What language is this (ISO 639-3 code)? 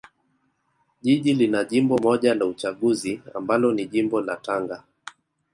swa